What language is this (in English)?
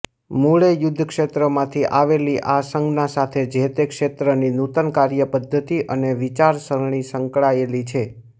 Gujarati